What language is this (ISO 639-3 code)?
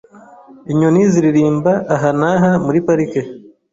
kin